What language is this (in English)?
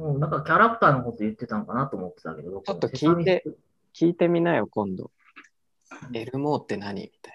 Japanese